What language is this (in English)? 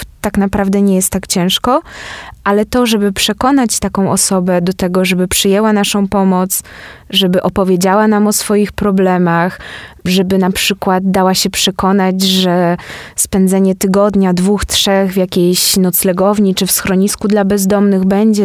Polish